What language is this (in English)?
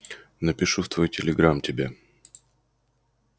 Russian